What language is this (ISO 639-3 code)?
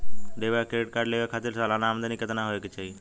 bho